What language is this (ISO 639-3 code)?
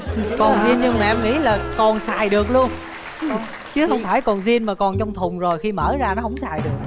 vie